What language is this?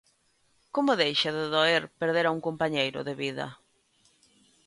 Galician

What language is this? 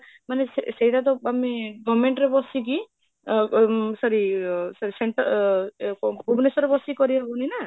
Odia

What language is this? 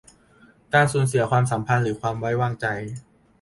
Thai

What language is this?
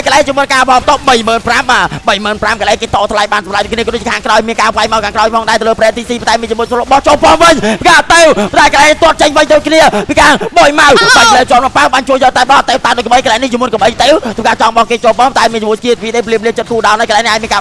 Thai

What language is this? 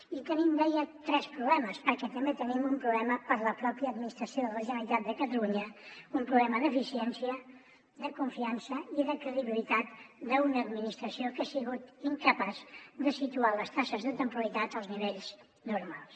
Catalan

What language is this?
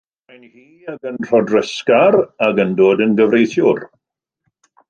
Welsh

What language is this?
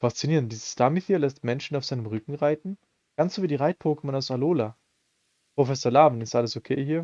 German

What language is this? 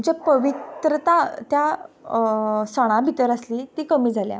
Konkani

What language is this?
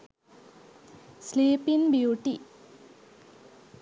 Sinhala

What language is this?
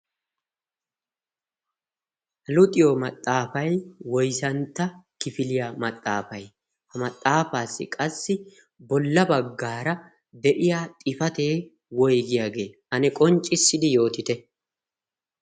Wolaytta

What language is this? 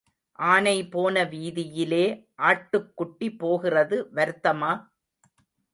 Tamil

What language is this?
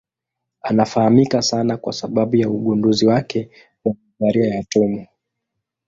Swahili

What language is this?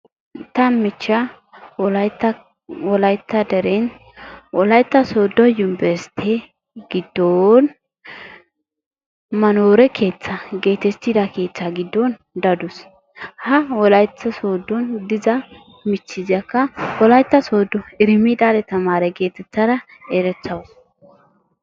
Wolaytta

